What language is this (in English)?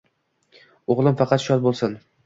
Uzbek